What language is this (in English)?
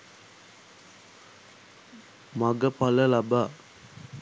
Sinhala